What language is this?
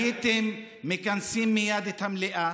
Hebrew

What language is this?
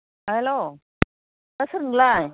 Bodo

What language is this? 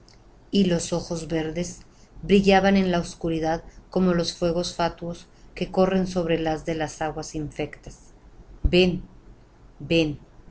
Spanish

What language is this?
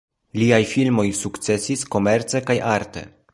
Esperanto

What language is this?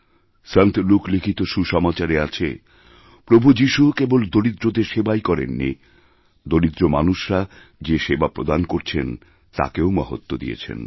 Bangla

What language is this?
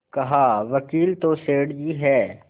Hindi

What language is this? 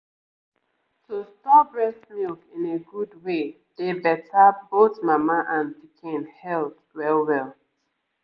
Nigerian Pidgin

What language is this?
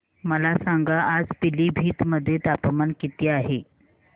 Marathi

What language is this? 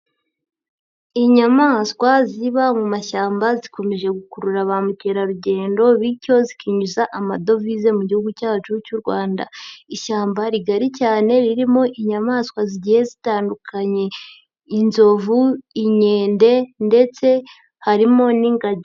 Kinyarwanda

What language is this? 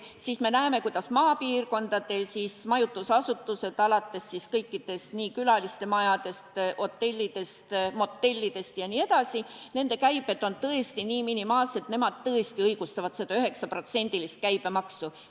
Estonian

